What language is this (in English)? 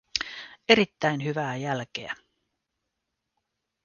Finnish